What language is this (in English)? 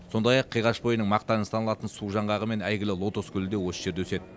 Kazakh